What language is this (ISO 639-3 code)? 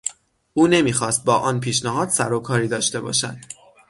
fas